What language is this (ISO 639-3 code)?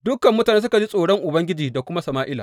hau